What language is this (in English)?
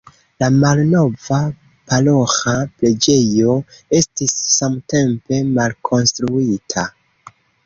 Esperanto